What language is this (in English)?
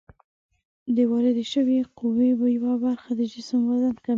Pashto